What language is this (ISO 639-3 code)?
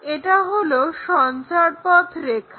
ben